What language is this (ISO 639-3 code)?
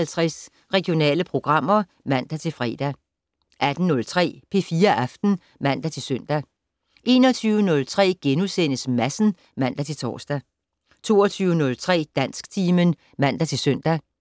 dan